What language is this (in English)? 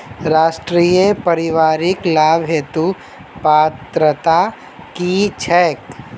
Maithili